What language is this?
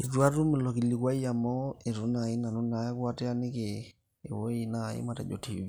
Masai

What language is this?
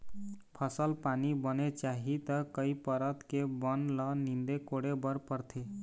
Chhattisgarhi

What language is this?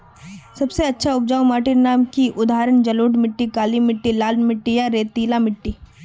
Magahi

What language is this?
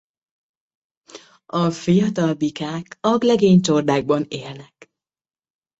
Hungarian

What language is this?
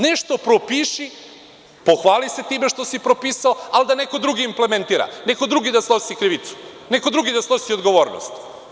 Serbian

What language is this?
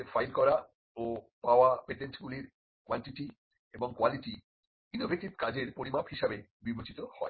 Bangla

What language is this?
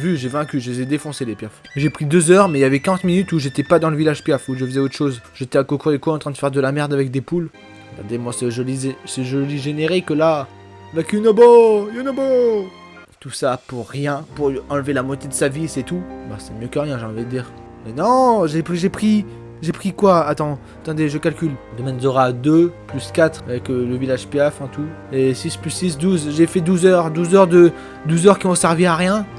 French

